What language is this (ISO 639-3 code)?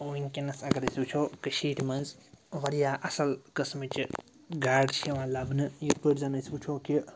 kas